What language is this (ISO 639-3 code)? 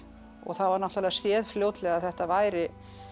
isl